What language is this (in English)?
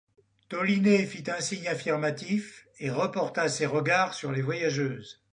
French